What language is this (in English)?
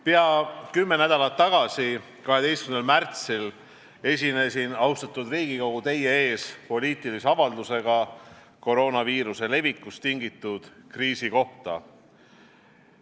Estonian